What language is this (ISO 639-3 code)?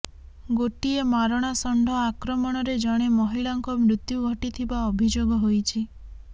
ori